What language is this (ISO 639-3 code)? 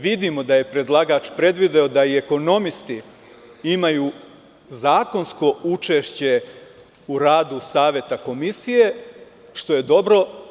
srp